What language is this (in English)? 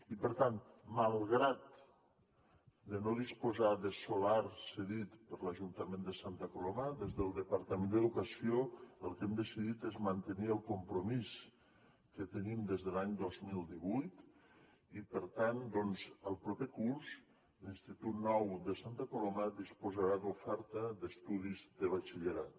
Catalan